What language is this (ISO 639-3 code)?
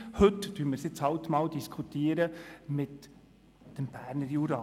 gsw